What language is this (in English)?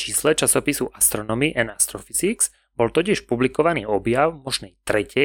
Slovak